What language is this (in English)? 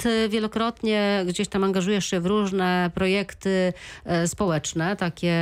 Polish